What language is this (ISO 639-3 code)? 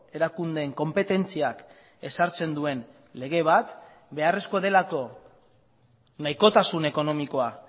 eus